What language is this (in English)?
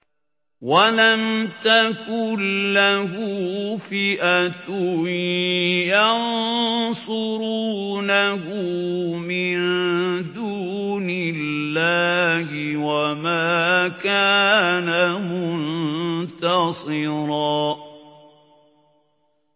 Arabic